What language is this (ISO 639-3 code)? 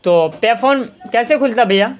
urd